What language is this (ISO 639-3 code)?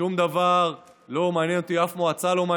heb